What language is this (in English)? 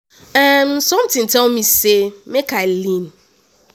Nigerian Pidgin